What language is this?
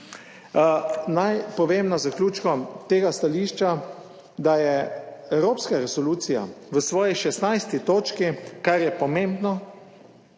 Slovenian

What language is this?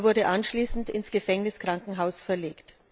German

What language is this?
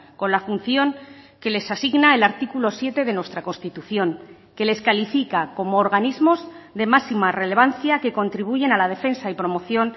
Spanish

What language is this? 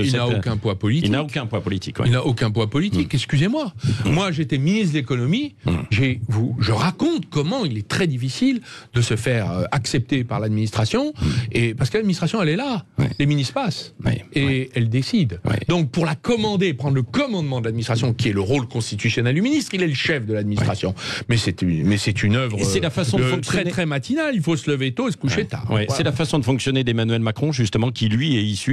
French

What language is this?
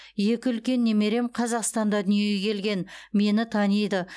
Kazakh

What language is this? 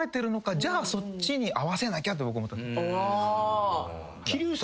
Japanese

